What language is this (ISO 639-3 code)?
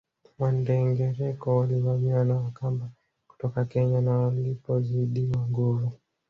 swa